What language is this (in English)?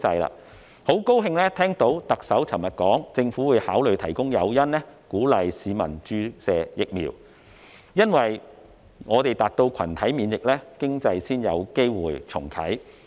Cantonese